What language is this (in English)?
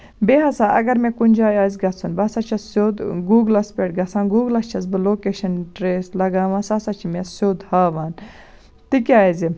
Kashmiri